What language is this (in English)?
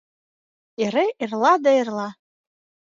Mari